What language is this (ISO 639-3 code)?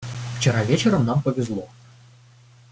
rus